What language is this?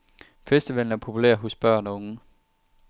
Danish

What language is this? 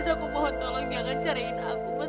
Indonesian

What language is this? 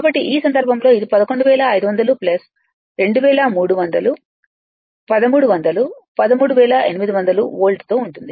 Telugu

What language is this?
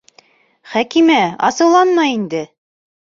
Bashkir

